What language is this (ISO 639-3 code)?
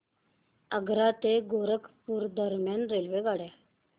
mar